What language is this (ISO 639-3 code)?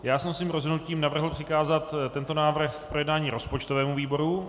ces